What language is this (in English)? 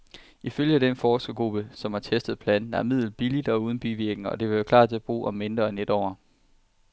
Danish